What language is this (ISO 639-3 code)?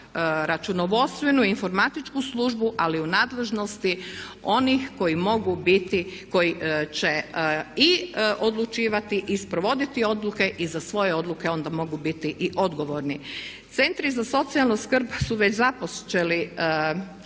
hrv